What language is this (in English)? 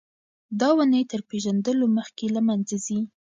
Pashto